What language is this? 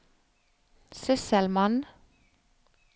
Norwegian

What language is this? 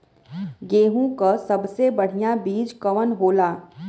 Bhojpuri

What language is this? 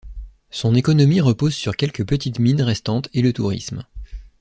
French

